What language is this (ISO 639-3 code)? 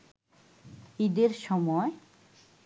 ben